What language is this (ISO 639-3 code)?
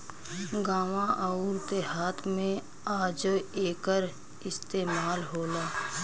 bho